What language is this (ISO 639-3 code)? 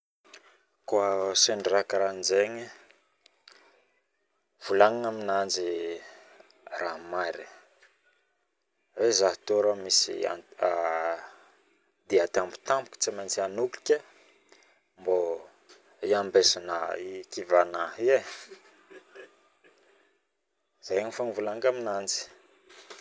bmm